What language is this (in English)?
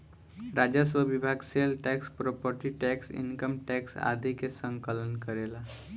Bhojpuri